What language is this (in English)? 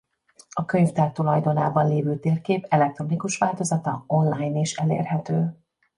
Hungarian